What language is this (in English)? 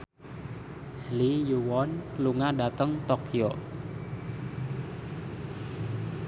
Javanese